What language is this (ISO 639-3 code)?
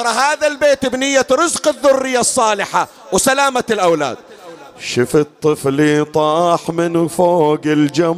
ara